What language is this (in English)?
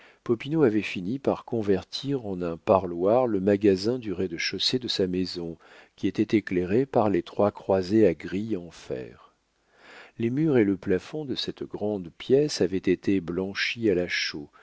French